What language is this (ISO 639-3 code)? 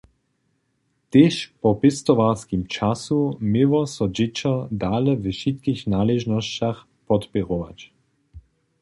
hsb